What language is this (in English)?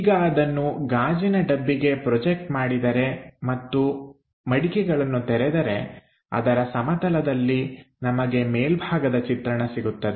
Kannada